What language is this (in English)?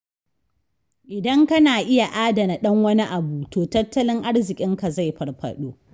Hausa